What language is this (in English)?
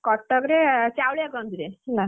Odia